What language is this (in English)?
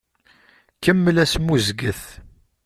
Kabyle